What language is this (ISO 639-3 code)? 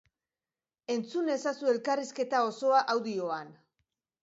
eus